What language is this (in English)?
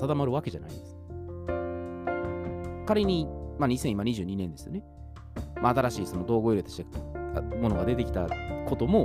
Japanese